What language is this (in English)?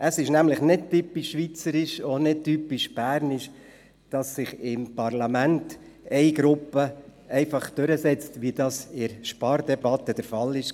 Swiss German